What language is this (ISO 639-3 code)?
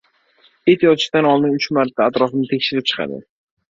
uzb